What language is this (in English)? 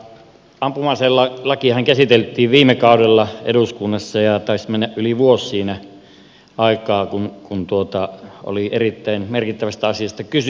Finnish